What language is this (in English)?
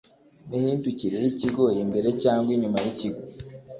Kinyarwanda